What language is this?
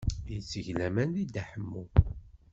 Kabyle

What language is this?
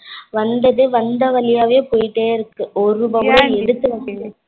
Tamil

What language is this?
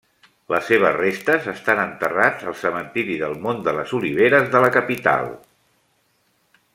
Catalan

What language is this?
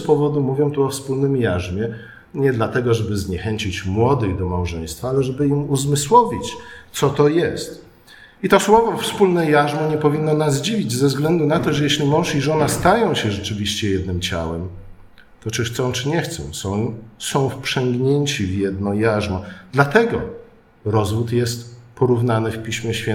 Polish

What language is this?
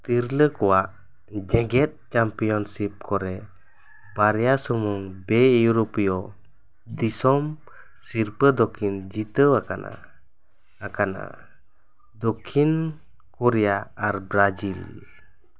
Santali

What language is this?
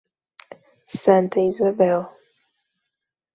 Portuguese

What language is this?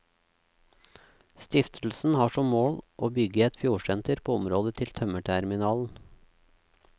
Norwegian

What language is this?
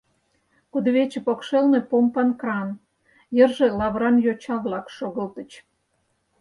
Mari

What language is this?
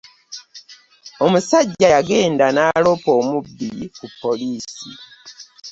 Ganda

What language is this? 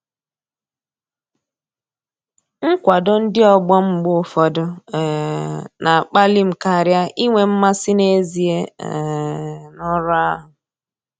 Igbo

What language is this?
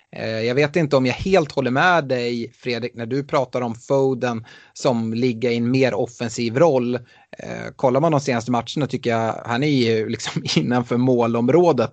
Swedish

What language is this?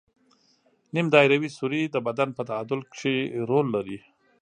Pashto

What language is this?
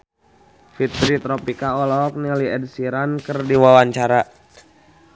Sundanese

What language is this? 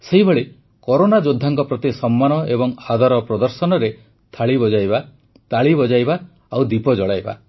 Odia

